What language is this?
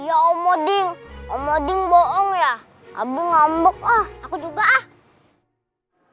Indonesian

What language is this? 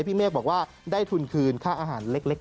Thai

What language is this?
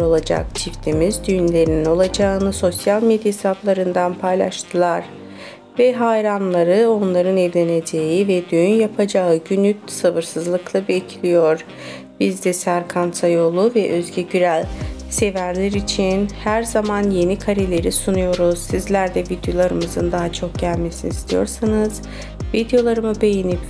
Turkish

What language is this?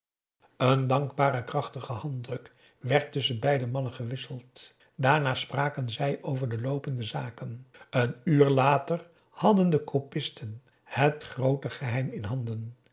Dutch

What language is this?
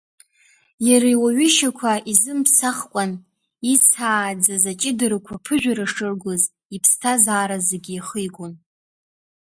Abkhazian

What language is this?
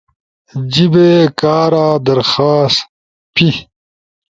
Ushojo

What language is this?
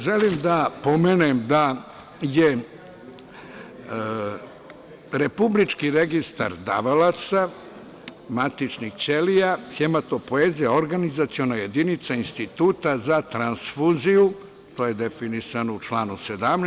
Serbian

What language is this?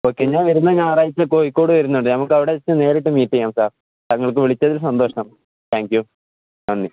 Malayalam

